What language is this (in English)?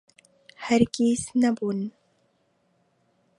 Central Kurdish